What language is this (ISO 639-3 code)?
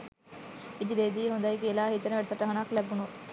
sin